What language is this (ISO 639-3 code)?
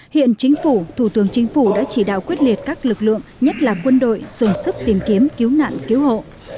vie